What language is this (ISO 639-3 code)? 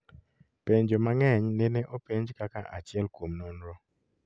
luo